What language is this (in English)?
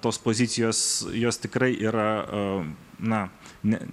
Lithuanian